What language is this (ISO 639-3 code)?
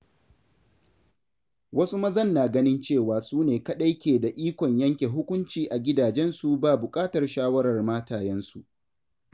hau